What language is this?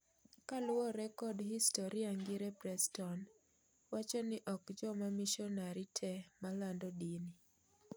Luo (Kenya and Tanzania)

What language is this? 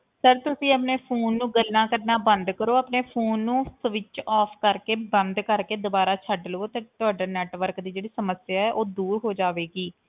Punjabi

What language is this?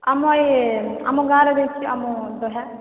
Odia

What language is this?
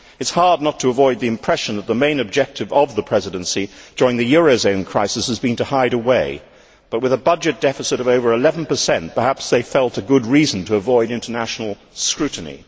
English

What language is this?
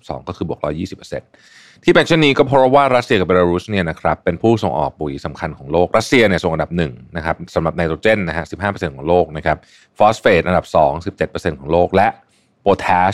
Thai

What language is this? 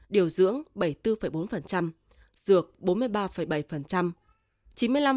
Vietnamese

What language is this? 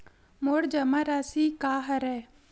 Chhattisgarhi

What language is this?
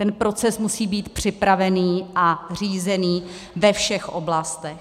Czech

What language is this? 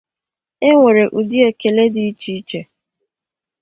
Igbo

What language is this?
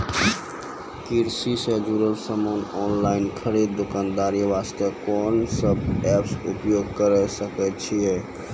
Maithili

